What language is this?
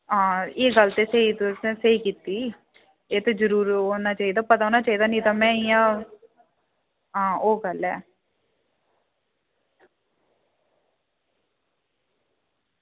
Dogri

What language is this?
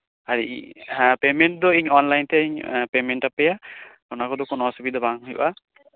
Santali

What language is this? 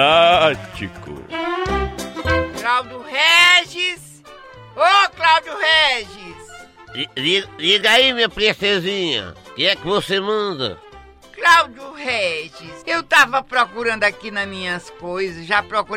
Portuguese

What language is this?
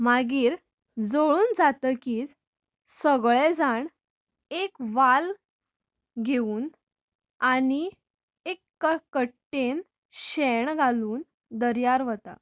Konkani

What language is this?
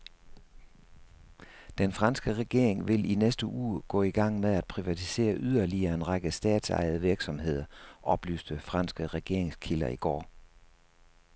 Danish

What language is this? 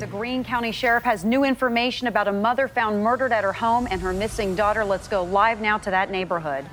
Arabic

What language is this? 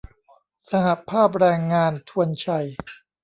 Thai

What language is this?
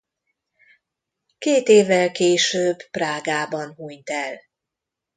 Hungarian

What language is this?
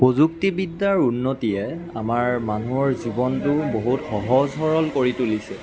Assamese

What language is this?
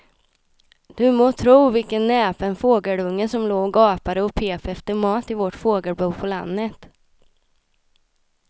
Swedish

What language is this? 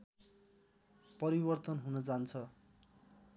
Nepali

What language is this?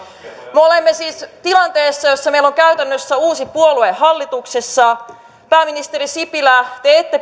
Finnish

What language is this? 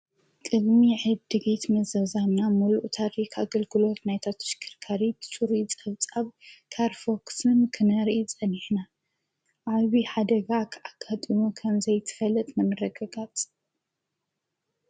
Tigrinya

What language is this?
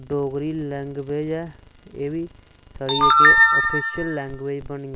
Dogri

